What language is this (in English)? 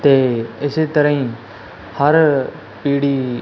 Punjabi